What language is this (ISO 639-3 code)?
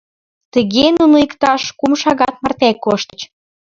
chm